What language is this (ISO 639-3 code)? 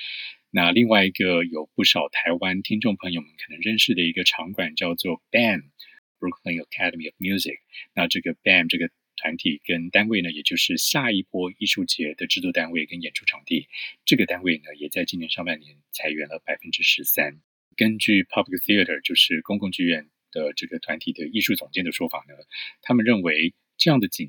zho